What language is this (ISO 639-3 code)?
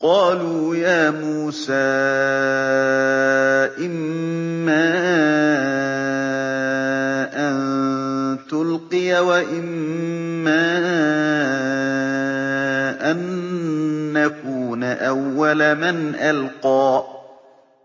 ara